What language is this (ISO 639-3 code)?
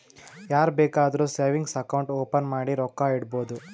kan